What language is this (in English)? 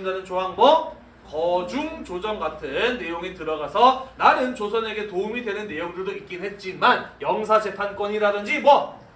Korean